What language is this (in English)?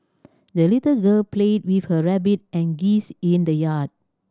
English